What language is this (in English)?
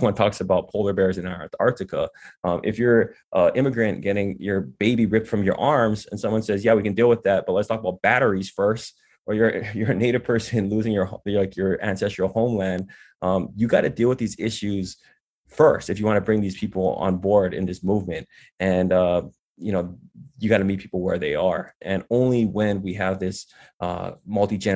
English